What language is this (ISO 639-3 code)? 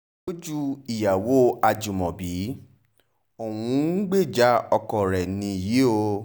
yor